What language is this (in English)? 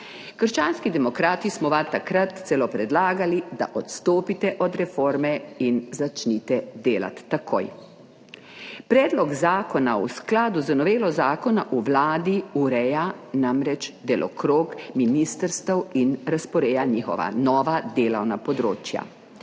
Slovenian